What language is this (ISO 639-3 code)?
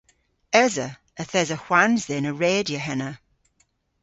cor